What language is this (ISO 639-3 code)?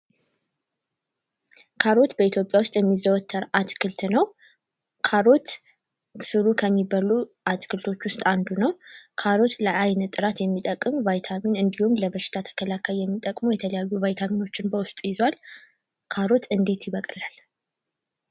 amh